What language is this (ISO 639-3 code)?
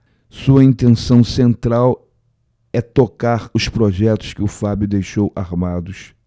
por